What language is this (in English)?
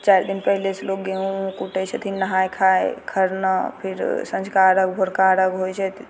Maithili